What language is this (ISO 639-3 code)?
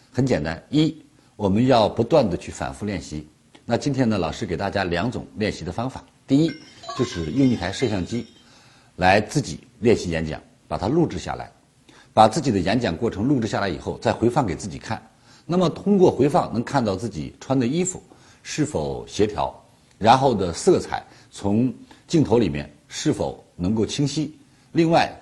zho